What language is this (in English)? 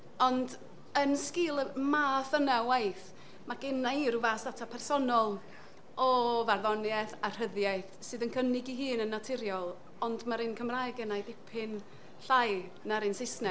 Welsh